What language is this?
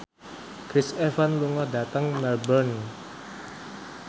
Javanese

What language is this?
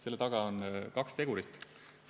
Estonian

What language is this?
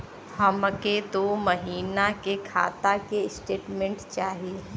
Bhojpuri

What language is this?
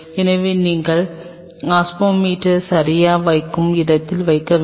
Tamil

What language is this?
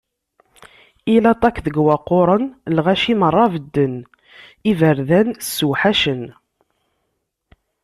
Kabyle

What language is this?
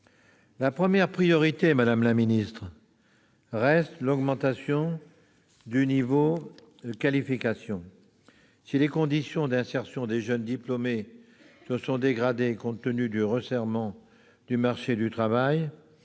French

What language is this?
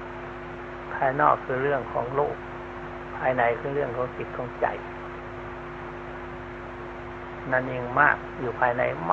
Thai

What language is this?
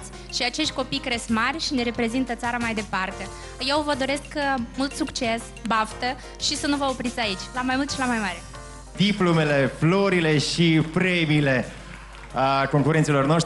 Romanian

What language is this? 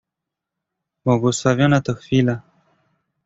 Polish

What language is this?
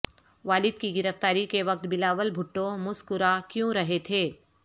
Urdu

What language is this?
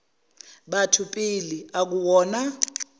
Zulu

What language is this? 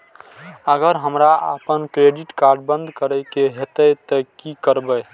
Maithili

